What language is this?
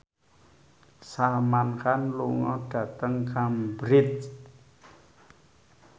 Javanese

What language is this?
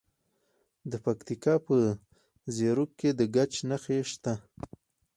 Pashto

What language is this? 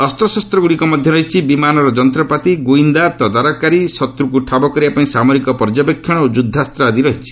Odia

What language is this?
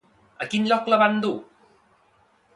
Catalan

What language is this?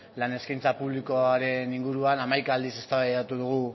Basque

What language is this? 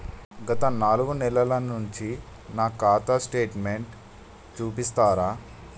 Telugu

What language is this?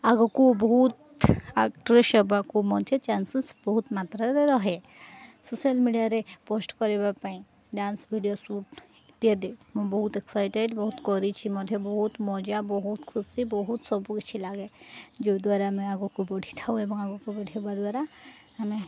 Odia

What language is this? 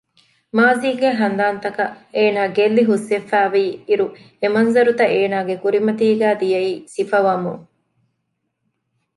Divehi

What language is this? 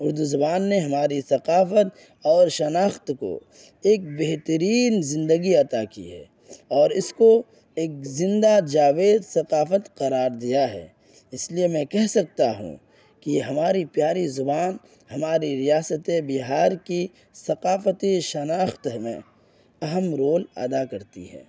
Urdu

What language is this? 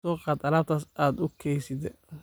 Somali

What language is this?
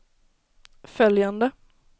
Swedish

